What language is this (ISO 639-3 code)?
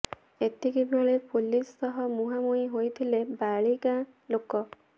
ori